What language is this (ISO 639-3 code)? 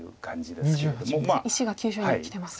jpn